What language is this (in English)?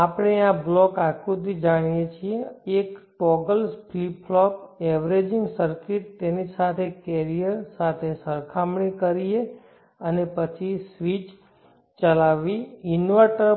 Gujarati